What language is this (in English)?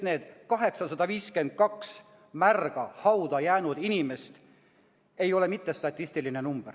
Estonian